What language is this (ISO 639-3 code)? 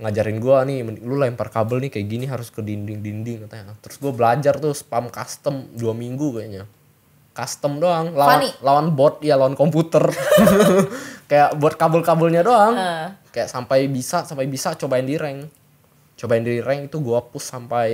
ind